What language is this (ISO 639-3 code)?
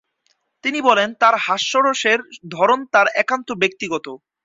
ben